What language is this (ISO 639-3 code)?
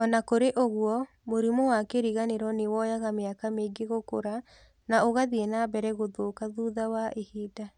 kik